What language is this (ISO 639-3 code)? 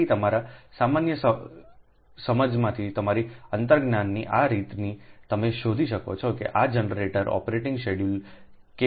guj